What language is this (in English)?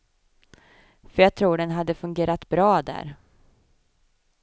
Swedish